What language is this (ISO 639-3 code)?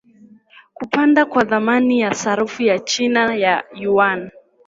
swa